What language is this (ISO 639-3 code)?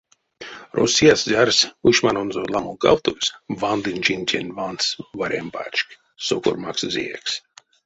myv